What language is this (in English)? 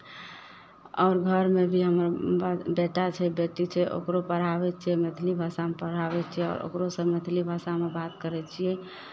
Maithili